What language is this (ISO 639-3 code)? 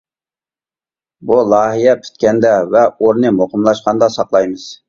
uig